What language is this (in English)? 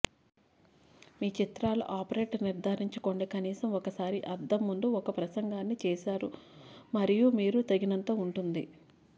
Telugu